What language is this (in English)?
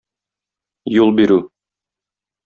Tatar